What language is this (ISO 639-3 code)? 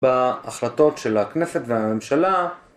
heb